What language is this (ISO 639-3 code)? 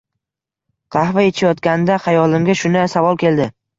uzb